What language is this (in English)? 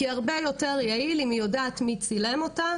Hebrew